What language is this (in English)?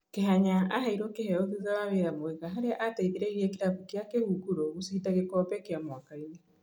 Kikuyu